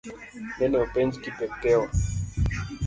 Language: Luo (Kenya and Tanzania)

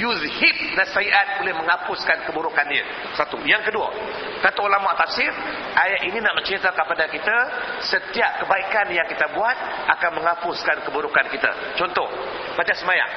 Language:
Malay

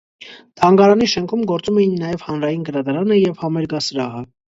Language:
Armenian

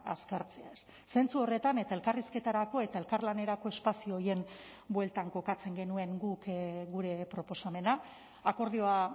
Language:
Basque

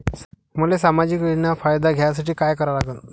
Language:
Marathi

